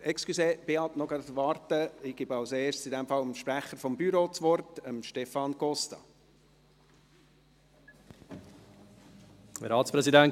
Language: Swiss German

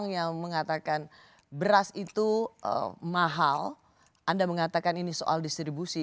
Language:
Indonesian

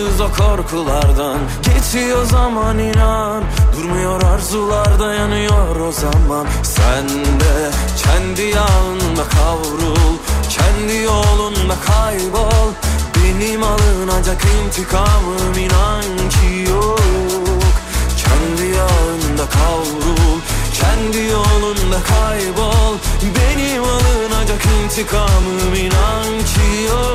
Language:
Turkish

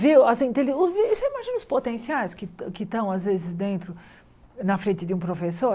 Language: Portuguese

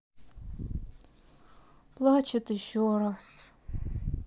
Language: Russian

